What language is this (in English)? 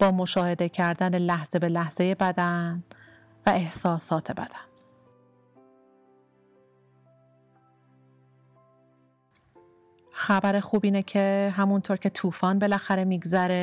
Persian